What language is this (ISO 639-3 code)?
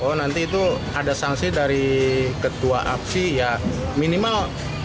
ind